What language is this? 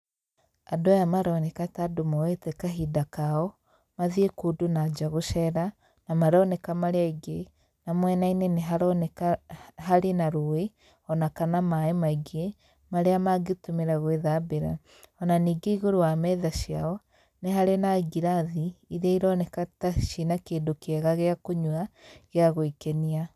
Kikuyu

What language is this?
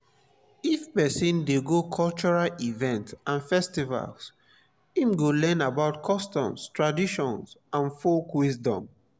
Nigerian Pidgin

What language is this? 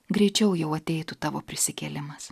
Lithuanian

